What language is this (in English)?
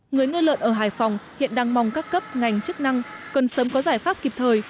Vietnamese